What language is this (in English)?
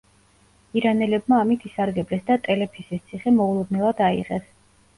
Georgian